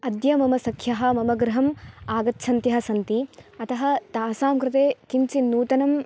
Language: Sanskrit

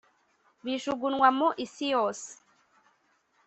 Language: Kinyarwanda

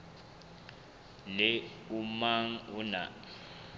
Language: Southern Sotho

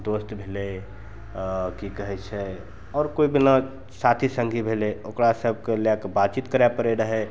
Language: Maithili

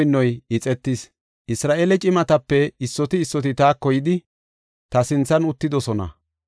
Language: Gofa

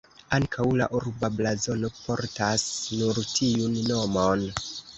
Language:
Esperanto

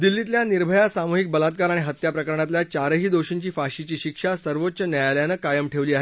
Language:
Marathi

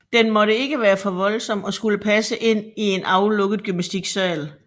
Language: Danish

